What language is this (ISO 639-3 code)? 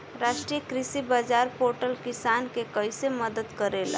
bho